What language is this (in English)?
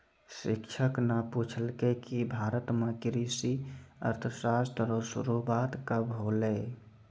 Maithili